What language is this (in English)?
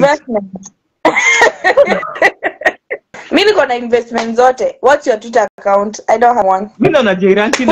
English